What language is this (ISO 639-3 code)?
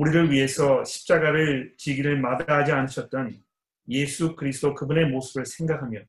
kor